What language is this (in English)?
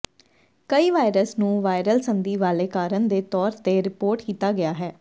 Punjabi